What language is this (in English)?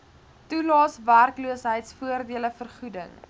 Afrikaans